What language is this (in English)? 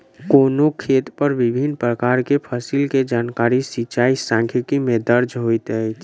Maithili